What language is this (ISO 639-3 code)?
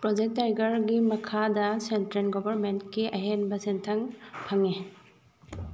mni